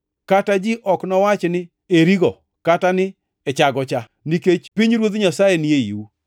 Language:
Luo (Kenya and Tanzania)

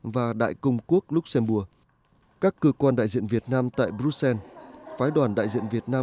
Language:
Vietnamese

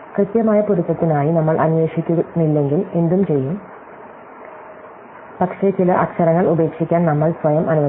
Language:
Malayalam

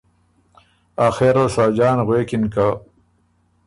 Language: Ormuri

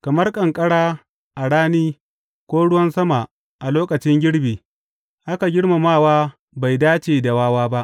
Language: Hausa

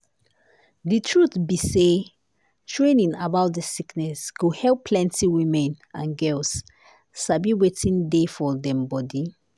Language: Nigerian Pidgin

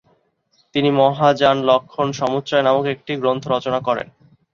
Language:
Bangla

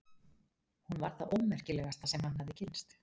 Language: Icelandic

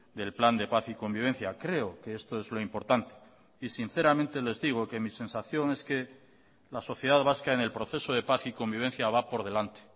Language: Spanish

